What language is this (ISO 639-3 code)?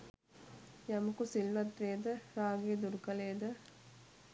sin